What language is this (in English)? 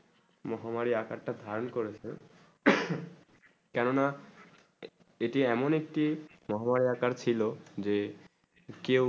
Bangla